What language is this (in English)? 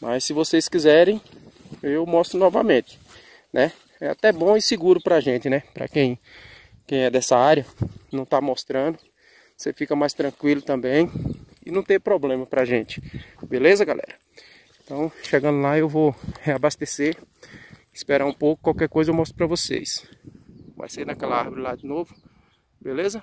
Portuguese